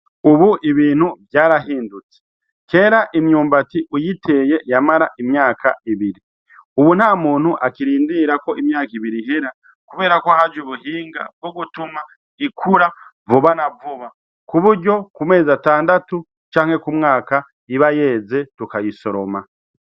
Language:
Rundi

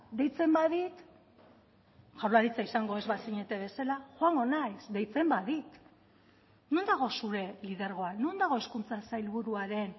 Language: Basque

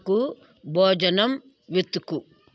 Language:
Telugu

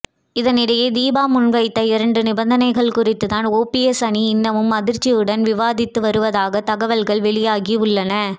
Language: Tamil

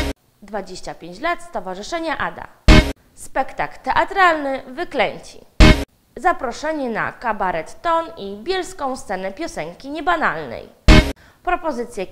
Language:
Polish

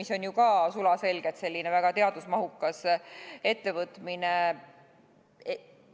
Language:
Estonian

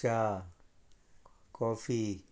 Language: Konkani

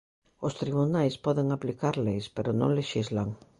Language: Galician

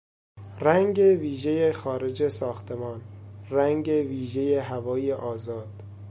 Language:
Persian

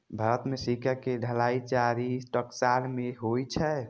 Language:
Maithili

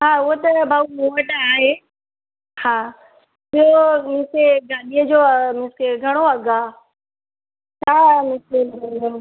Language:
Sindhi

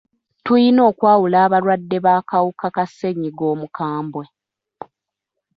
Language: Ganda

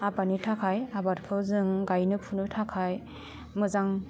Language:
Bodo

